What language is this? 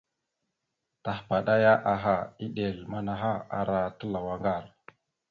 Mada (Cameroon)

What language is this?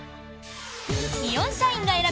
Japanese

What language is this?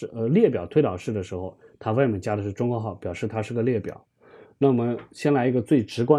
Chinese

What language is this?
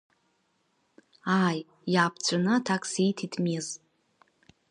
Abkhazian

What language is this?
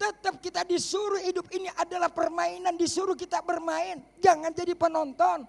Indonesian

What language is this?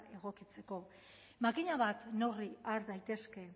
Basque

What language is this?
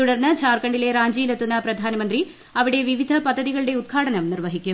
Malayalam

